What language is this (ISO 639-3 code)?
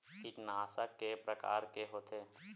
hne